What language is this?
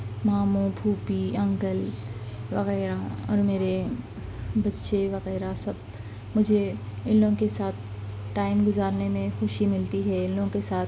Urdu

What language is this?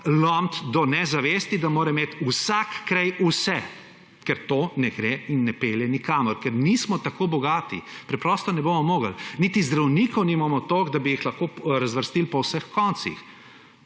Slovenian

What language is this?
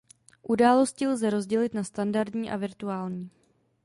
Czech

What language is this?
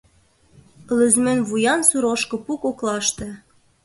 Mari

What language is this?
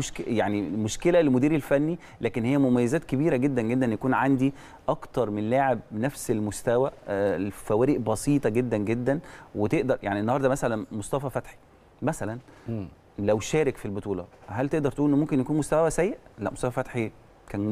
Arabic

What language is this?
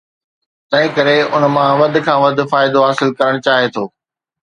Sindhi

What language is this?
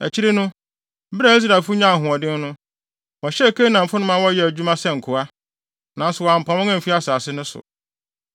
Akan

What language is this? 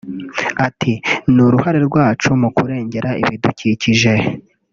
Kinyarwanda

